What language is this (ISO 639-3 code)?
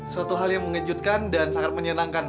ind